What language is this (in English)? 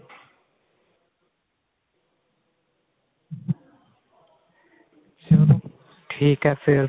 Punjabi